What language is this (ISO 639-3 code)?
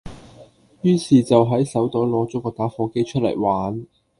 yue